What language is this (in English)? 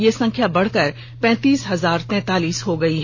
Hindi